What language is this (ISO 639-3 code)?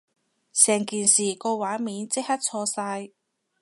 yue